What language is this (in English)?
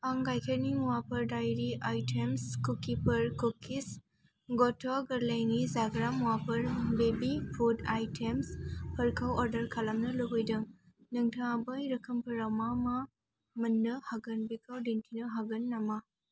Bodo